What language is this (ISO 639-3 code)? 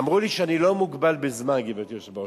heb